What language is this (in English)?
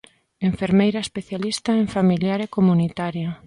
Galician